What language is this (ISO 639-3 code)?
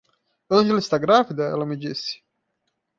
por